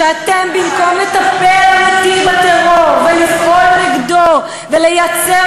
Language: Hebrew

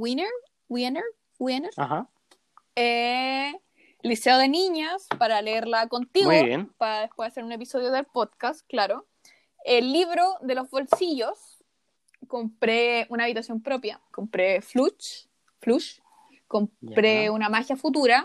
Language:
Spanish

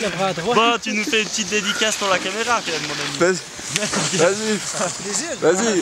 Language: French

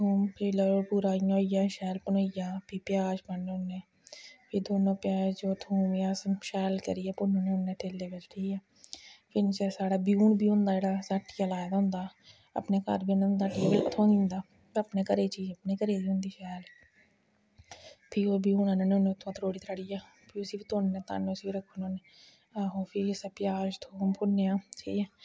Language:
Dogri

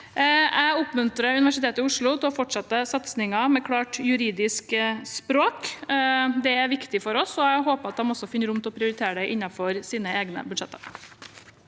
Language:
Norwegian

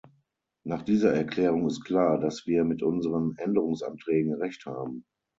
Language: German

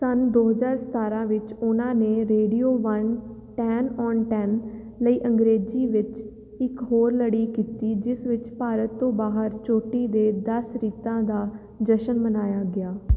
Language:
Punjabi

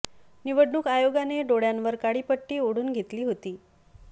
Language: Marathi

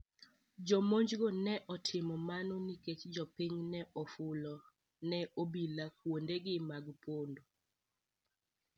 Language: Luo (Kenya and Tanzania)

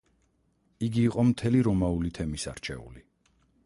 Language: Georgian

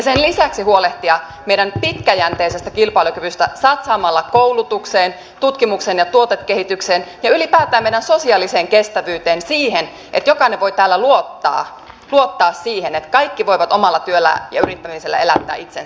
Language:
Finnish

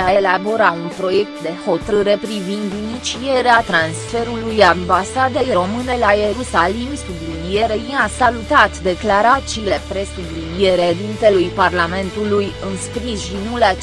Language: Romanian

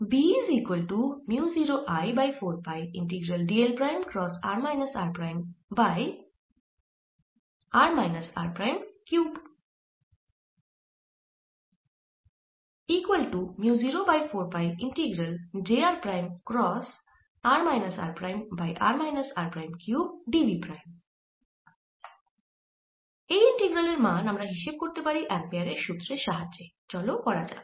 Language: Bangla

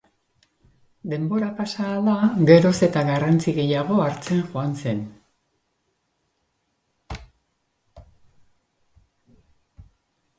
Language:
Basque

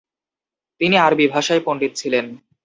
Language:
Bangla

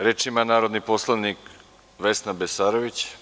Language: Serbian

